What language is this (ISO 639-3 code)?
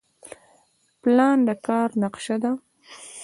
pus